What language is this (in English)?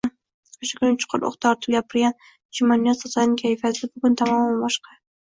Uzbek